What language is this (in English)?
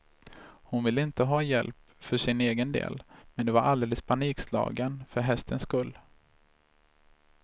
Swedish